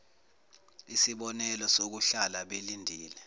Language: Zulu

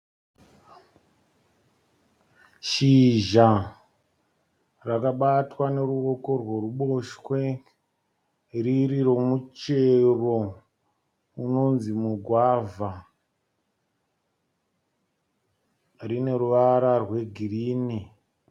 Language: Shona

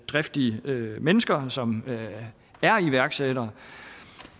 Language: Danish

